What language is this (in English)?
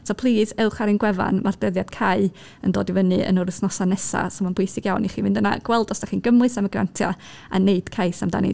Welsh